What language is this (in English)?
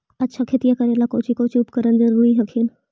Magahi